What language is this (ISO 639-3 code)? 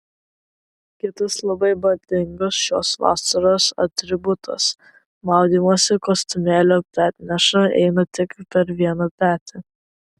lit